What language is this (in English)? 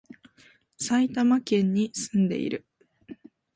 Japanese